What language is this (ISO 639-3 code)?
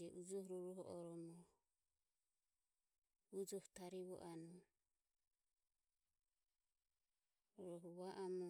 aom